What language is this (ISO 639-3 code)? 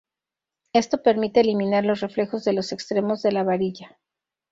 spa